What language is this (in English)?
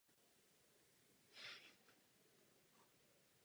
Czech